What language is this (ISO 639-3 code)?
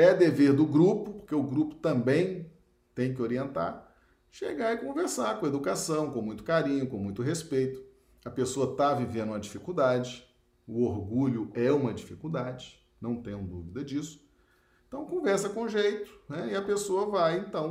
por